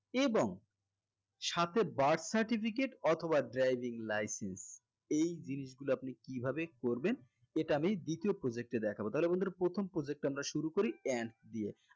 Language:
Bangla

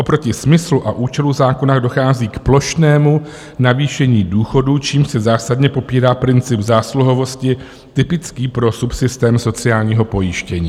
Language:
Czech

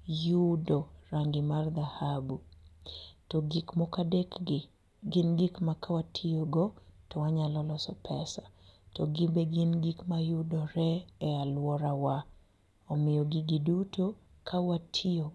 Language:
Luo (Kenya and Tanzania)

